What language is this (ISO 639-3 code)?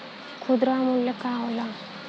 bho